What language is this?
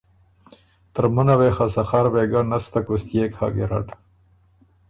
Ormuri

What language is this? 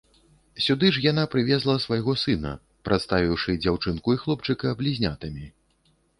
Belarusian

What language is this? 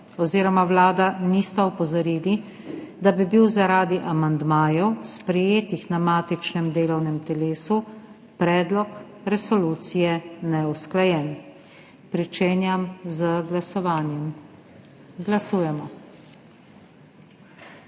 Slovenian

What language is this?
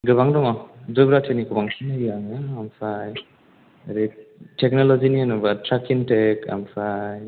Bodo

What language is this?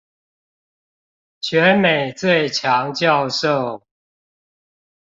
Chinese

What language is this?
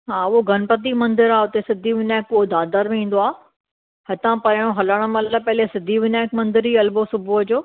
Sindhi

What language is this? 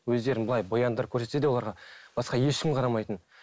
Kazakh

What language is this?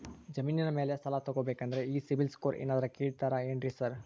Kannada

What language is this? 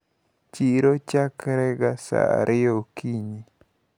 Luo (Kenya and Tanzania)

